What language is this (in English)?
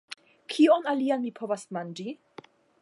Esperanto